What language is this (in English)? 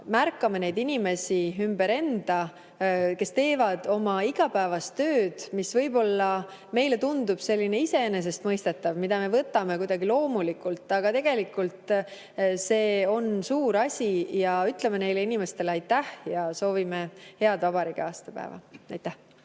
Estonian